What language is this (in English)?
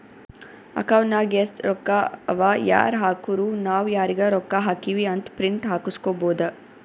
Kannada